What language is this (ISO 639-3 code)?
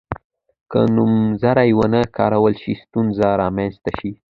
pus